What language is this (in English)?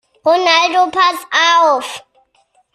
German